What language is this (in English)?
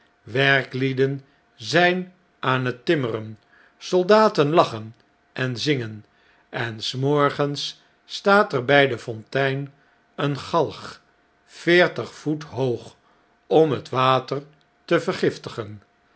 Dutch